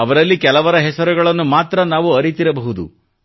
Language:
Kannada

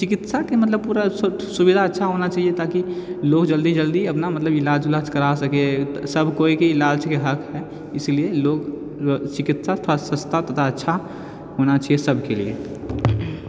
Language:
Maithili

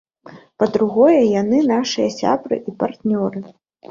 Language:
Belarusian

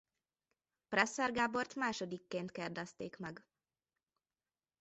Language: Hungarian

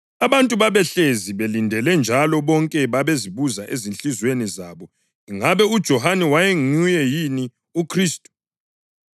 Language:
North Ndebele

